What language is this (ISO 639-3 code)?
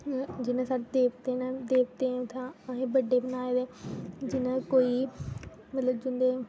doi